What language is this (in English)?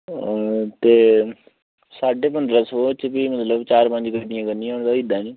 Dogri